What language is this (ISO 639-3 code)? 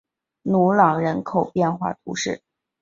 zho